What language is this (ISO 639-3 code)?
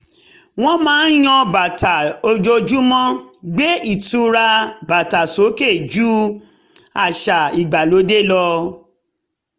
yor